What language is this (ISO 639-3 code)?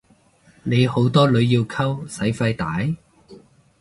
yue